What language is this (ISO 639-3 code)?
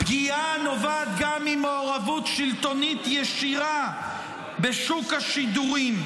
heb